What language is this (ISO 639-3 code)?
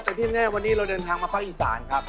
tha